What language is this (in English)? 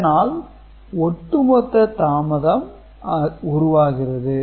Tamil